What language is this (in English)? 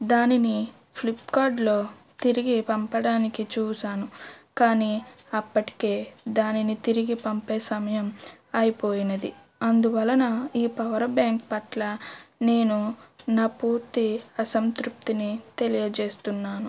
Telugu